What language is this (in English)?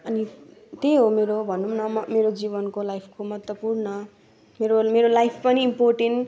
Nepali